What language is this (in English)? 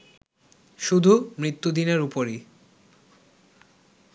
Bangla